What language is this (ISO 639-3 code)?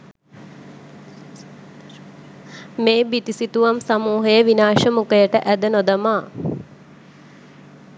sin